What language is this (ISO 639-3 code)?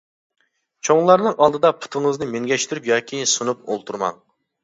uig